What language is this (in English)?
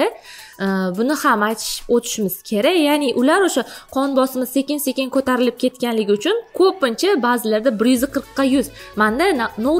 Turkish